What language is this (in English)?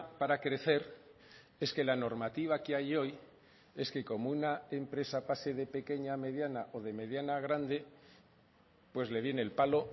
Spanish